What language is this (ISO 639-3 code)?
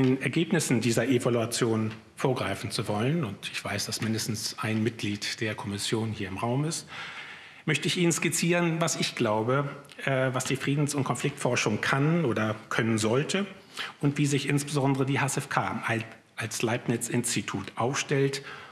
deu